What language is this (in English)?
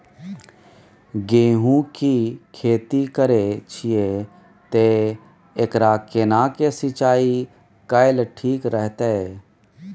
Maithili